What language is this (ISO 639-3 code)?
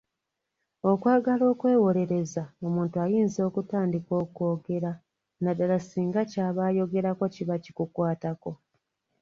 lug